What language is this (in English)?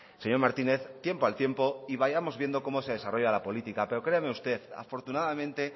Spanish